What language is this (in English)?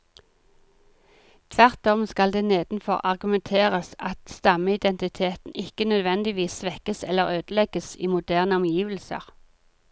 Norwegian